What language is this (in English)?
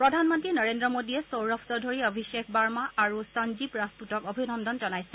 Assamese